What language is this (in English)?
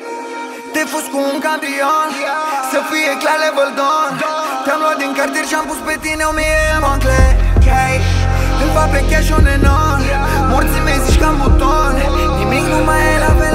Romanian